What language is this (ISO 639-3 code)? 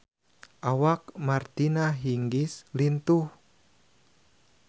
sun